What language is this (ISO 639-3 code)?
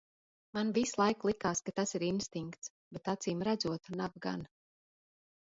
lav